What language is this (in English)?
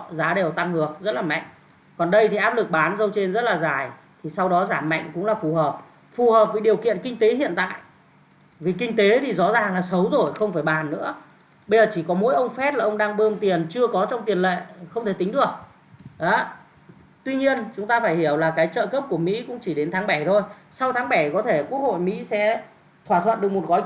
Vietnamese